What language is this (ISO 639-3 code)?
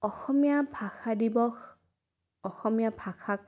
asm